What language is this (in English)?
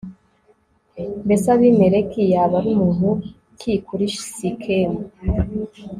Kinyarwanda